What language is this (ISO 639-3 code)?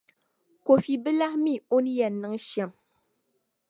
dag